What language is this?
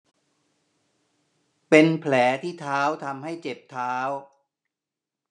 Thai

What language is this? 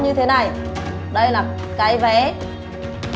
Vietnamese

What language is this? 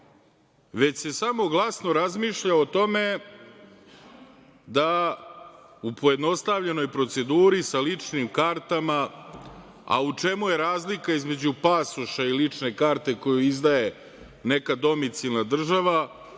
Serbian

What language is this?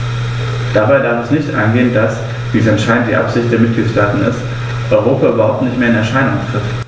German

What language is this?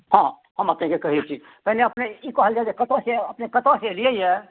Maithili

